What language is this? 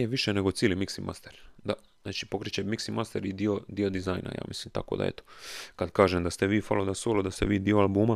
Croatian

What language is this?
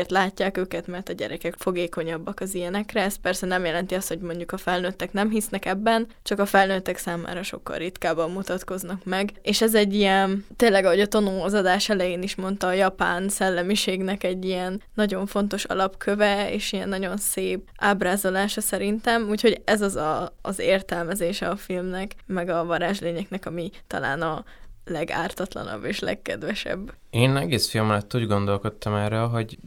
Hungarian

